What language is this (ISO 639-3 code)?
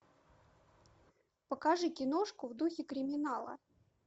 rus